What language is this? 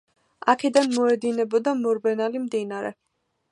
Georgian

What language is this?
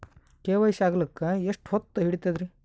Kannada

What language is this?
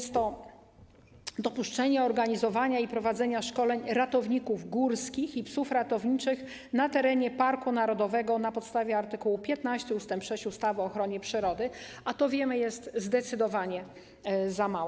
Polish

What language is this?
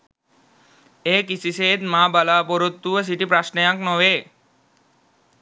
Sinhala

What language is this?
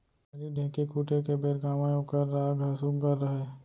Chhattisgarhi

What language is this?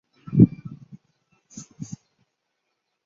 Chinese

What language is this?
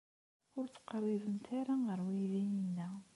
Kabyle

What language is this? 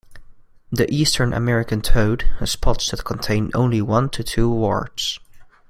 English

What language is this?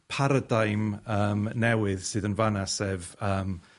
Welsh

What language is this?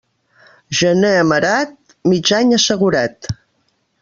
Catalan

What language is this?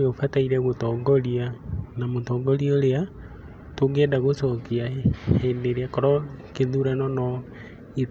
Kikuyu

